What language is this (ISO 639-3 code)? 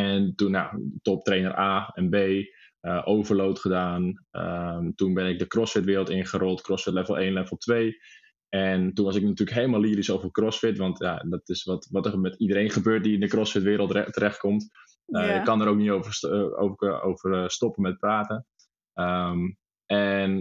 nld